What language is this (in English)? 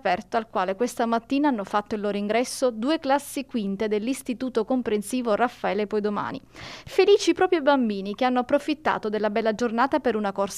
Italian